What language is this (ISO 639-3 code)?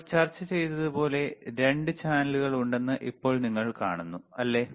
mal